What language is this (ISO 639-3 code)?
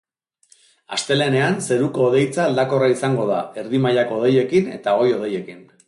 eus